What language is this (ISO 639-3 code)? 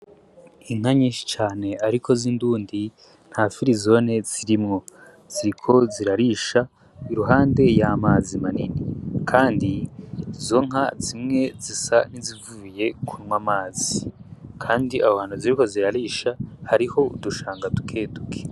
run